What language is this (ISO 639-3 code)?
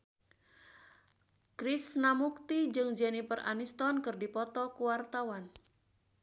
sun